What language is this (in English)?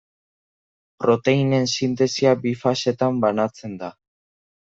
Basque